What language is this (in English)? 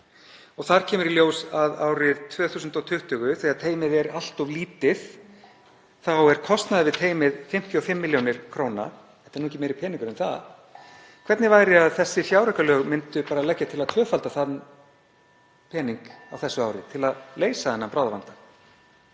Icelandic